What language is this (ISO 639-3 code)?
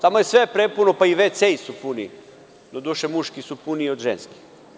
srp